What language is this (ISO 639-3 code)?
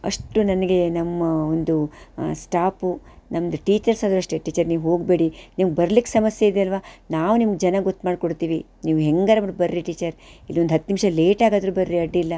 kan